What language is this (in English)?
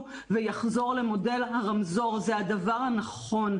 Hebrew